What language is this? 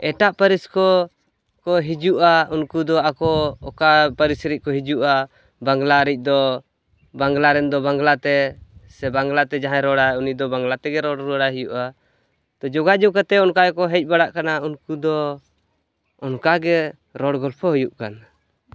Santali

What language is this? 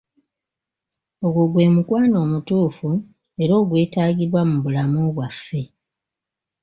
Ganda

